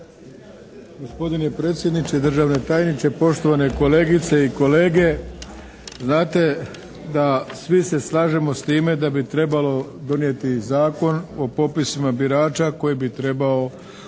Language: Croatian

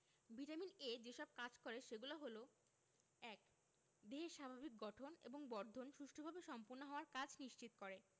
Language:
Bangla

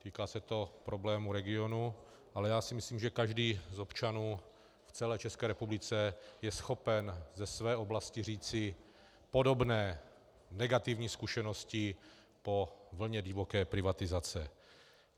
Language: Czech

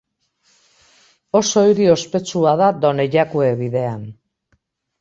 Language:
Basque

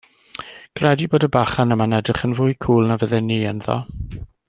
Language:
Welsh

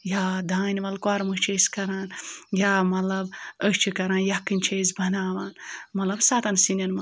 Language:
Kashmiri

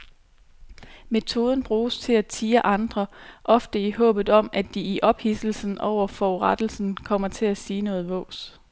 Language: Danish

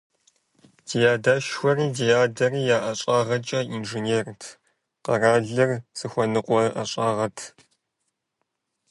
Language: Kabardian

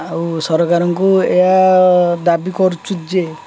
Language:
Odia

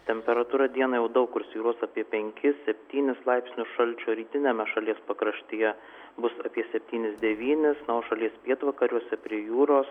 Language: Lithuanian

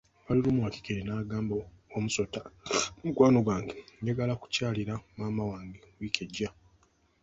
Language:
Ganda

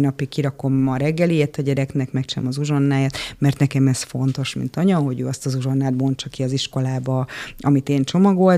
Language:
Hungarian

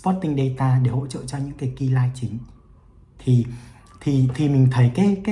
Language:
Vietnamese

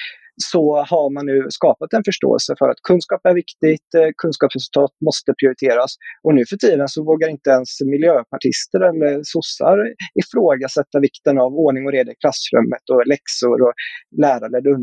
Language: Swedish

